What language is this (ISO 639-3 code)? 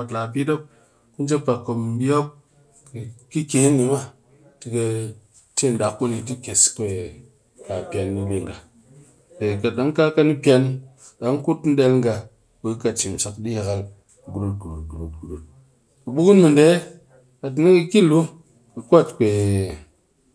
cky